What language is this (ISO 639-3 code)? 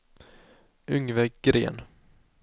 swe